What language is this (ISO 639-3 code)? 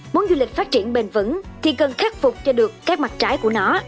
vie